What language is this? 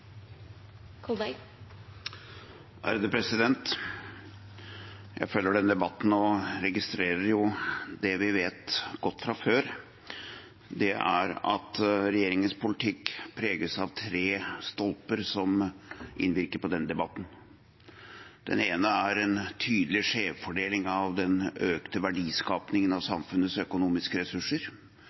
Norwegian Bokmål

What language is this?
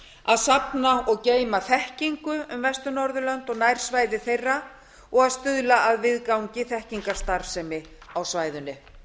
Icelandic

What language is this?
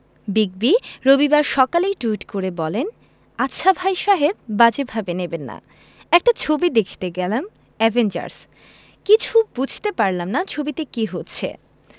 Bangla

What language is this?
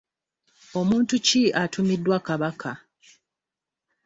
Ganda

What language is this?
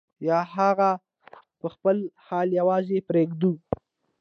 Pashto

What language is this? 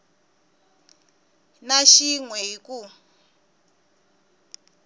Tsonga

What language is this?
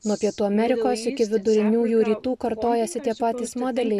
Lithuanian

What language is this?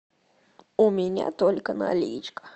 Russian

